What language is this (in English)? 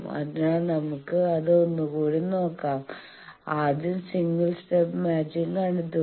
Malayalam